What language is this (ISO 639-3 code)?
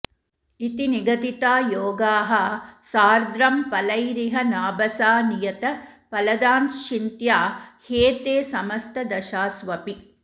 san